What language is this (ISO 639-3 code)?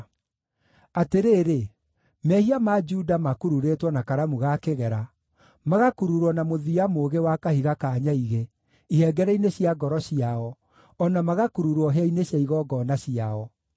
kik